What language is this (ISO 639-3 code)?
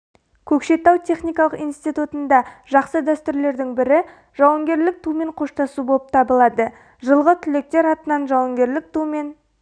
kaz